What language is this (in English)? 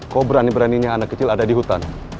Indonesian